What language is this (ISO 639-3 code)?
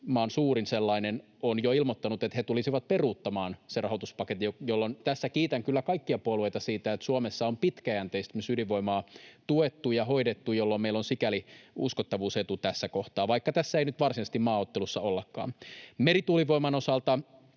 fin